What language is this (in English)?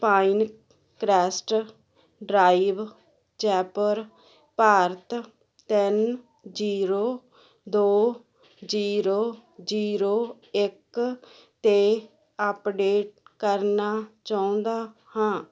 Punjabi